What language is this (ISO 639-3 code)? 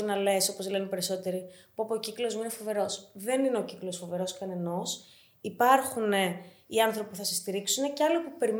ell